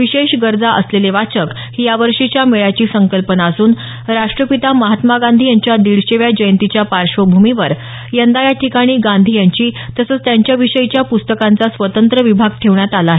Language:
Marathi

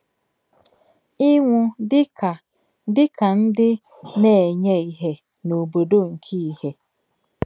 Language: Igbo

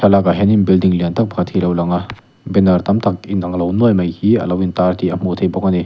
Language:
Mizo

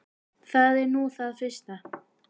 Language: Icelandic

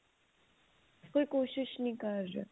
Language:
Punjabi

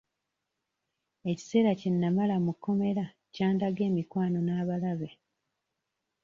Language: Ganda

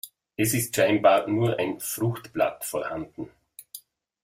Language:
German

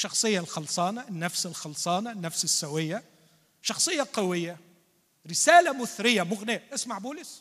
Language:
Arabic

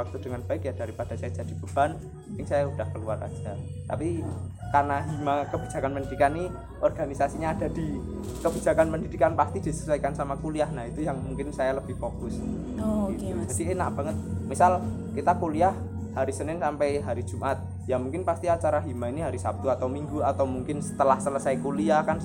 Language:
Indonesian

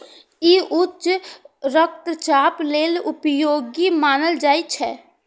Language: Maithili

